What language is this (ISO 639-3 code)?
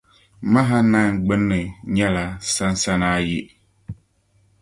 dag